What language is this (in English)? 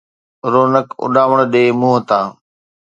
Sindhi